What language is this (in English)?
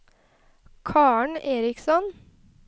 Norwegian